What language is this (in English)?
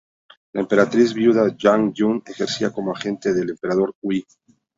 Spanish